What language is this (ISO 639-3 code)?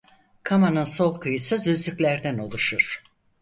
tur